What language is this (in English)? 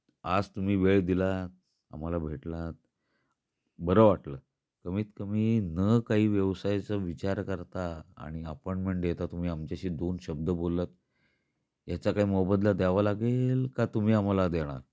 Marathi